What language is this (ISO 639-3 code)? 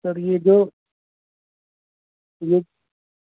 urd